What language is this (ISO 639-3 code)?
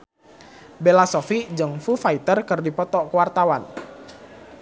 sun